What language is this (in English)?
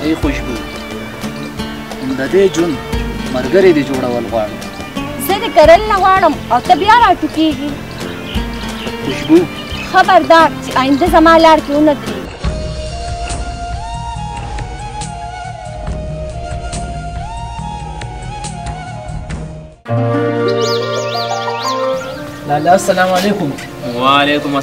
Arabic